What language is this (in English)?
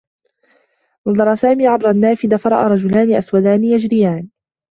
Arabic